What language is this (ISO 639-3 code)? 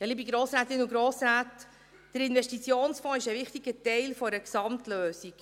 gsw